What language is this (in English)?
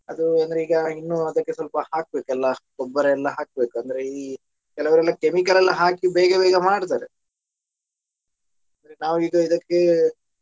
Kannada